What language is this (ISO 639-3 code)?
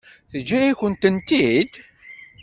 kab